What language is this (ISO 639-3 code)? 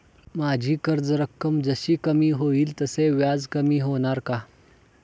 mar